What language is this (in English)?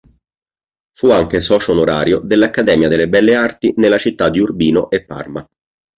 Italian